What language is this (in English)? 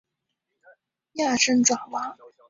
Chinese